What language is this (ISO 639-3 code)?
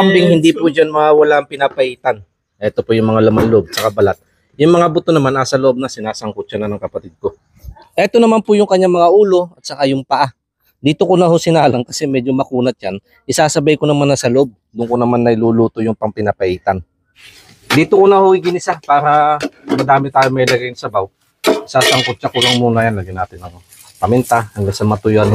fil